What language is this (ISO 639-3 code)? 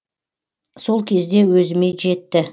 kaz